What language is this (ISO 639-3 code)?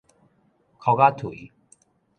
nan